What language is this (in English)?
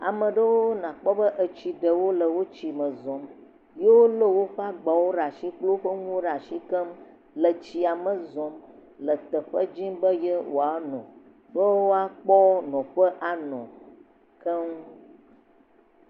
Ewe